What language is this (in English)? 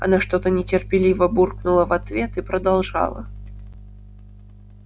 Russian